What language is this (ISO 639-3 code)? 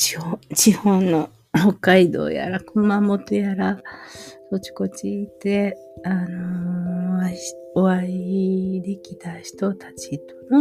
jpn